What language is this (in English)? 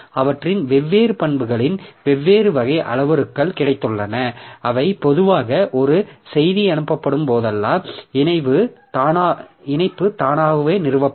Tamil